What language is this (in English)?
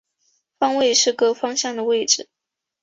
Chinese